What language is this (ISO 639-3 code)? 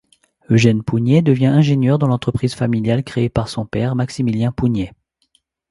fra